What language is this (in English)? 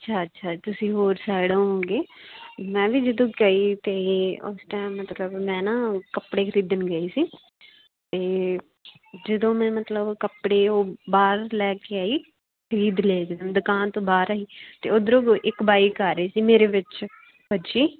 Punjabi